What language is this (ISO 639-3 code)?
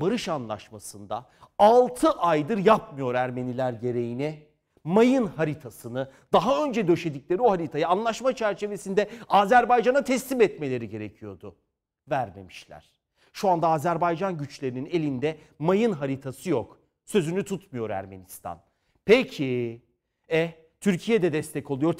tur